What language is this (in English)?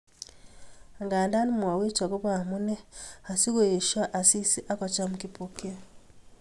Kalenjin